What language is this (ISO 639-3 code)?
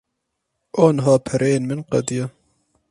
kur